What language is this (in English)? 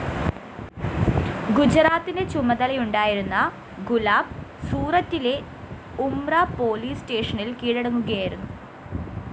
Malayalam